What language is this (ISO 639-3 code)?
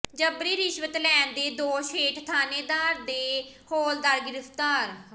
pan